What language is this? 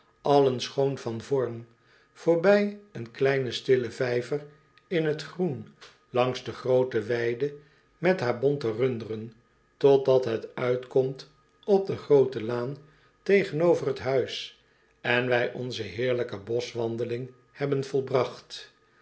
Dutch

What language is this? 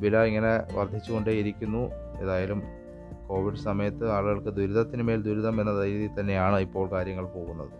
Malayalam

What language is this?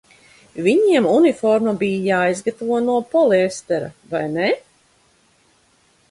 Latvian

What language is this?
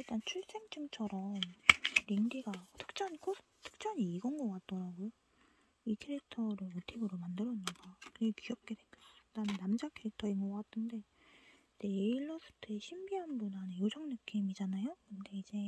Korean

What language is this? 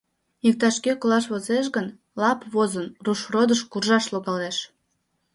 Mari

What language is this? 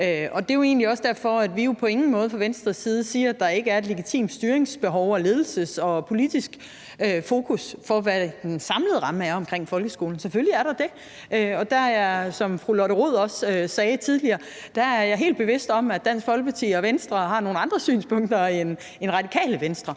Danish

